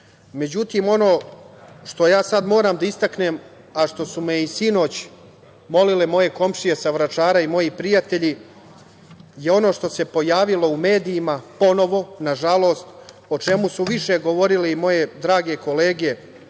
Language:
Serbian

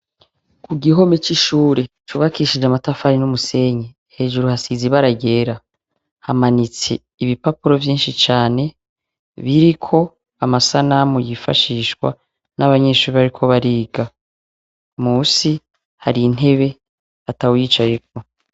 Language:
Rundi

